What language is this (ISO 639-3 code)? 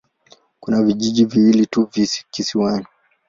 swa